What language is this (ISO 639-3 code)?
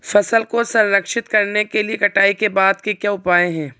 hin